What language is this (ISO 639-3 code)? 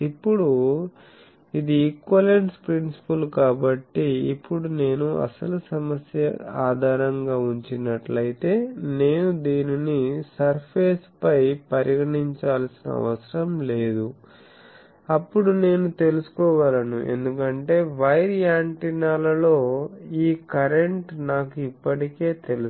tel